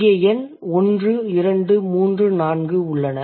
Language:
Tamil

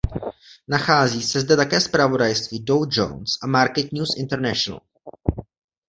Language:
Czech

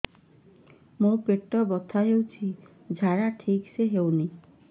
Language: Odia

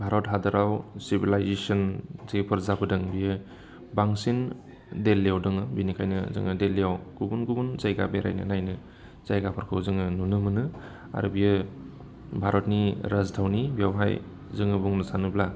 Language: Bodo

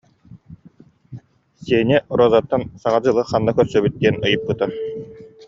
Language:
Yakut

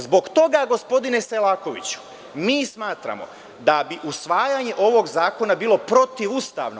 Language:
Serbian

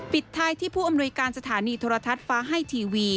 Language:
Thai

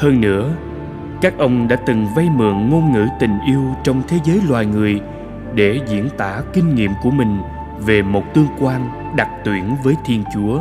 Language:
Vietnamese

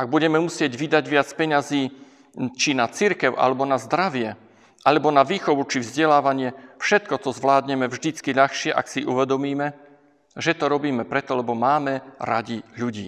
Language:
Slovak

